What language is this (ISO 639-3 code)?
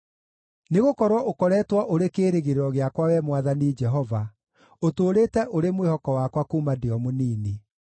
kik